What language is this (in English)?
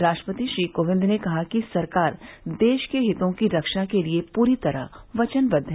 Hindi